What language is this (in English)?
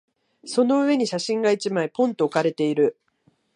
Japanese